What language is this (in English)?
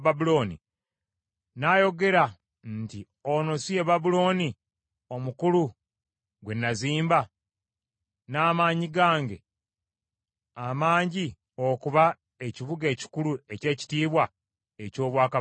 Ganda